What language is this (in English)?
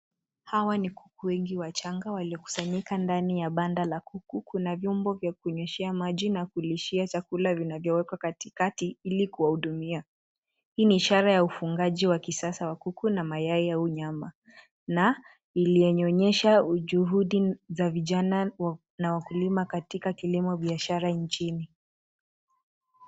Swahili